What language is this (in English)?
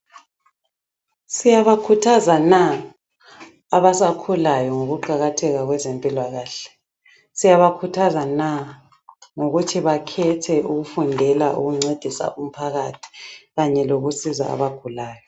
North Ndebele